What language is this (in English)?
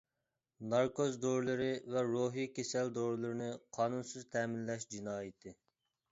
Uyghur